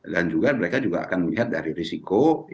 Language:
Indonesian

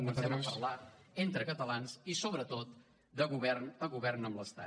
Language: Catalan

